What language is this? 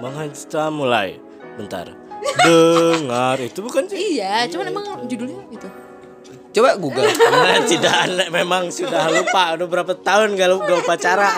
Indonesian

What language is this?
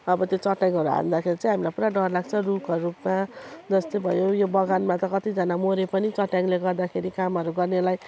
Nepali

